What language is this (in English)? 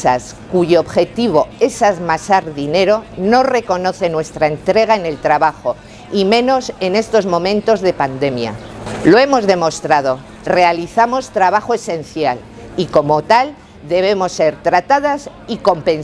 Spanish